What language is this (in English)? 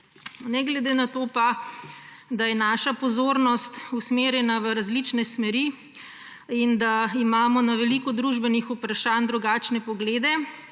Slovenian